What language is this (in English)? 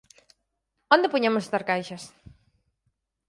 Galician